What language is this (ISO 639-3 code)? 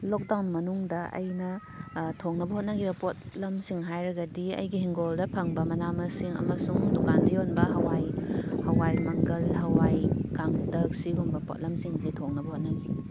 mni